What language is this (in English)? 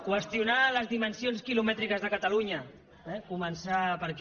Catalan